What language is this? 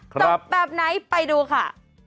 Thai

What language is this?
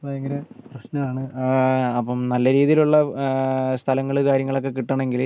Malayalam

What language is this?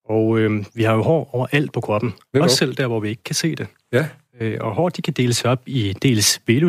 Danish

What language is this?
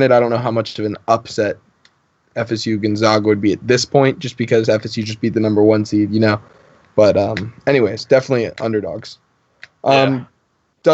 English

